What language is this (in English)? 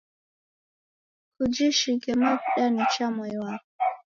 Taita